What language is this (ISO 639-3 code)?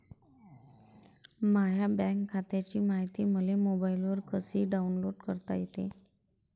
mar